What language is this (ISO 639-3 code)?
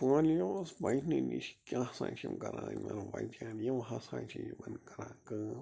kas